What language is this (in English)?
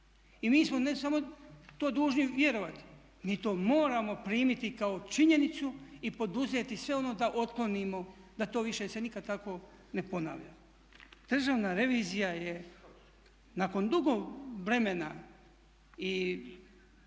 Croatian